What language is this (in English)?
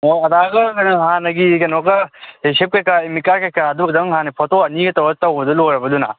Manipuri